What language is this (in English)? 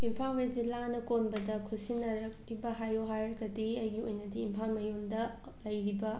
Manipuri